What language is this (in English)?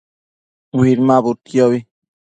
Matsés